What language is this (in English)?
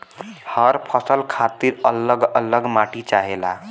Bhojpuri